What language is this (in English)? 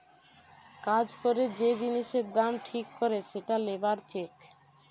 Bangla